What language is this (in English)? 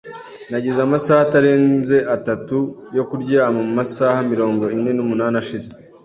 Kinyarwanda